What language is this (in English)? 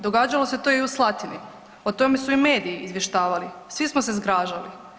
Croatian